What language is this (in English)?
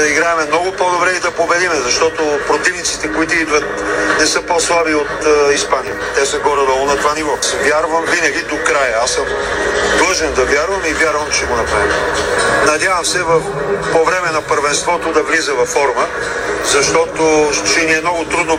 Bulgarian